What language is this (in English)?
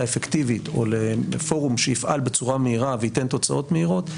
Hebrew